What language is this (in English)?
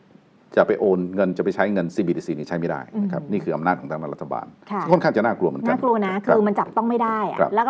Thai